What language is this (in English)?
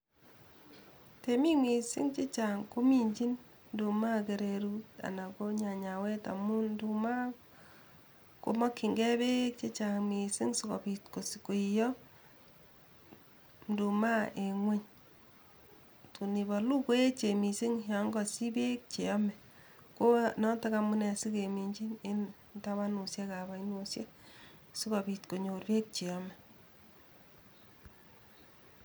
Kalenjin